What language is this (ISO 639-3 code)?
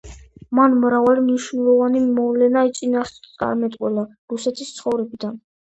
kat